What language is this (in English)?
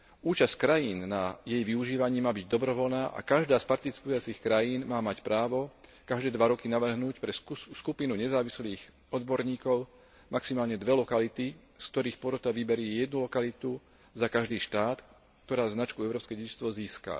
Slovak